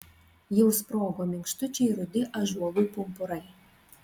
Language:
Lithuanian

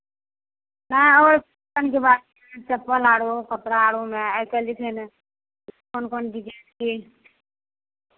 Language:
Maithili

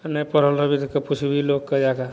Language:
Maithili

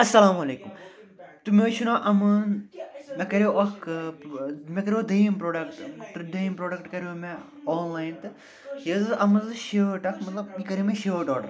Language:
Kashmiri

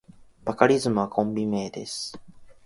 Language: Japanese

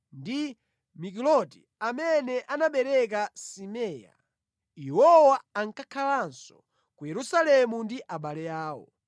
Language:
Nyanja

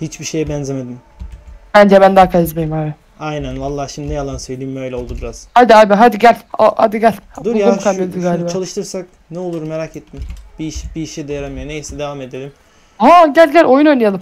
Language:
Turkish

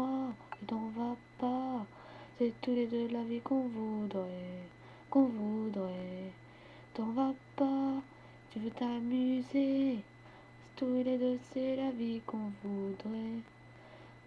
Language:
French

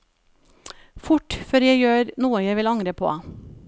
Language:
Norwegian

